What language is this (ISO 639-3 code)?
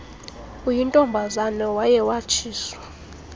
xho